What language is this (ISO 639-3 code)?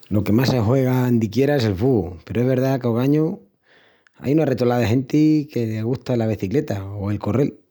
ext